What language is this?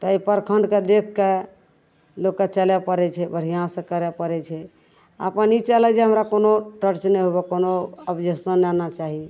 Maithili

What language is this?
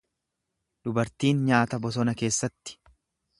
Oromo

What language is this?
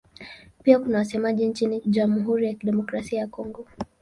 Swahili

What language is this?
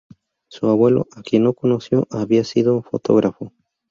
Spanish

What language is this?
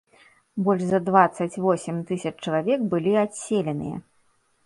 Belarusian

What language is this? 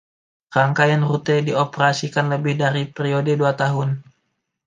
Indonesian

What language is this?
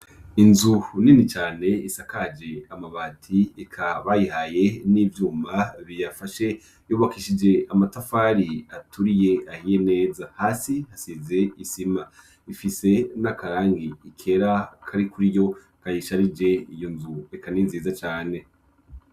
Rundi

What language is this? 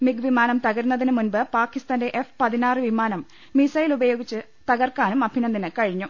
Malayalam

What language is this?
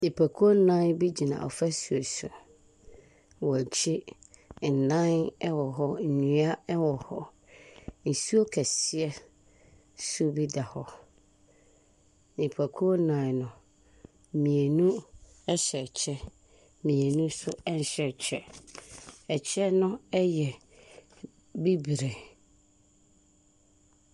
Akan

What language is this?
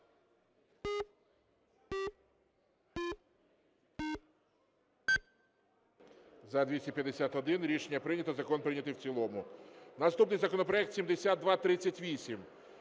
Ukrainian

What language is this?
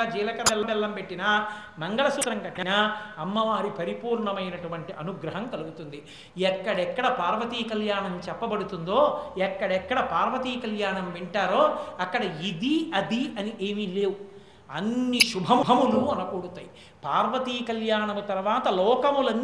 Telugu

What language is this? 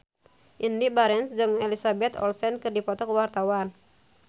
Sundanese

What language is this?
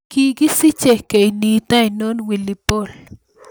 Kalenjin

